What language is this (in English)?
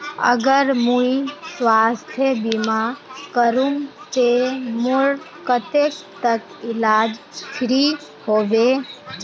Magahi